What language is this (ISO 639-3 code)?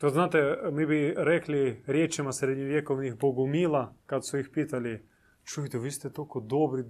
hrv